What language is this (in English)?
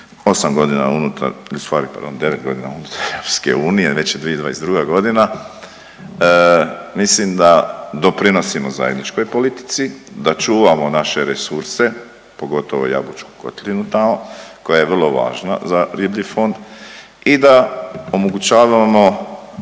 Croatian